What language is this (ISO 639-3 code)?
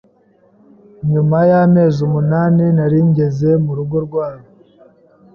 kin